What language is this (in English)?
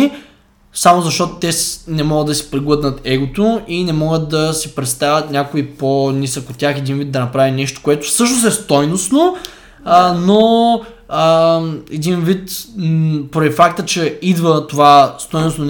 Bulgarian